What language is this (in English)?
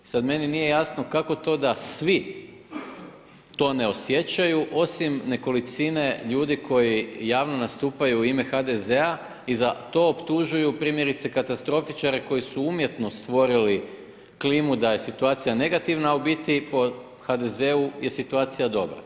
Croatian